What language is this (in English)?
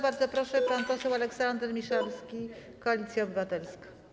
Polish